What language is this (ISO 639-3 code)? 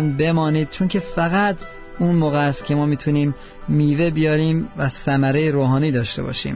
fas